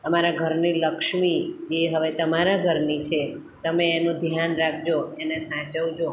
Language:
Gujarati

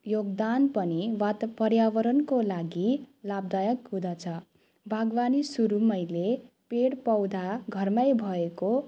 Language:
Nepali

